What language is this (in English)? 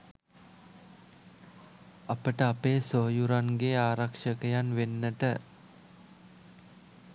Sinhala